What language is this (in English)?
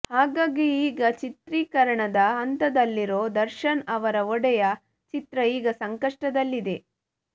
Kannada